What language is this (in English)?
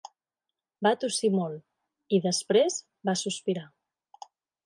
Catalan